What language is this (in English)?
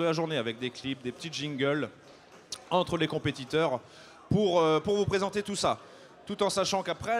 French